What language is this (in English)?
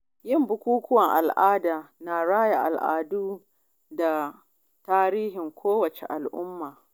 Hausa